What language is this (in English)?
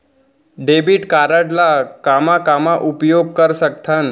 Chhattisgarhi